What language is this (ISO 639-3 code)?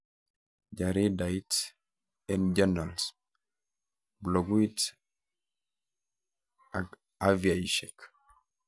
kln